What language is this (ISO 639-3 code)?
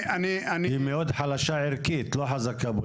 heb